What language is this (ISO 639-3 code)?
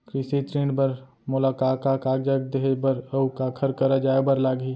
hne